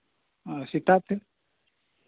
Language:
Santali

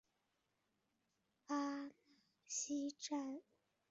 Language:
Chinese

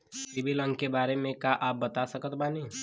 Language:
Bhojpuri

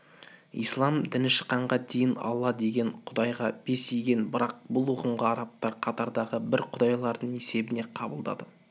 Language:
Kazakh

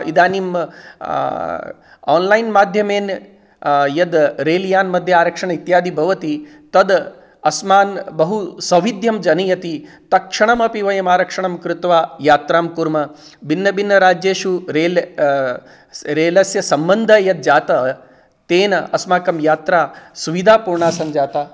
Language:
Sanskrit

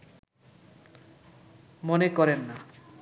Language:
Bangla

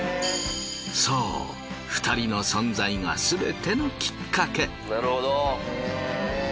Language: Japanese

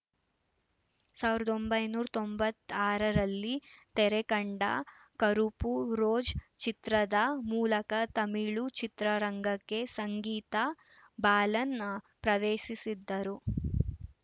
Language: Kannada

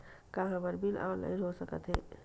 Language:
Chhattisgarhi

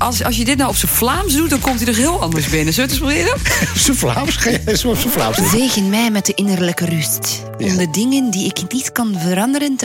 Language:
Dutch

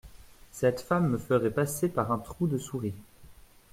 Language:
French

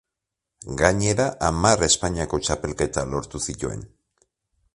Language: Basque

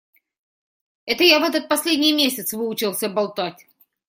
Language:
Russian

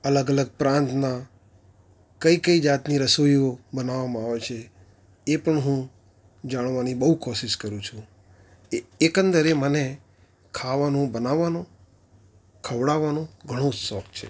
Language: Gujarati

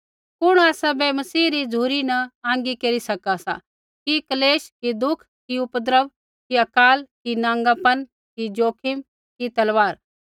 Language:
Kullu Pahari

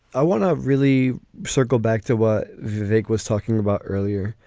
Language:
English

